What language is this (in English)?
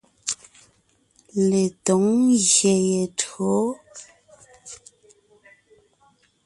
Ngiemboon